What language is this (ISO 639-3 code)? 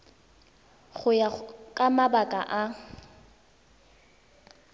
tsn